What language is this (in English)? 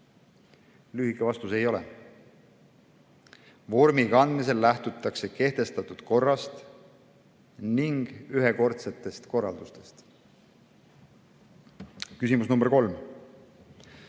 Estonian